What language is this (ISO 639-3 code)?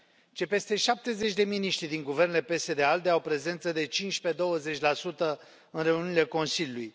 ron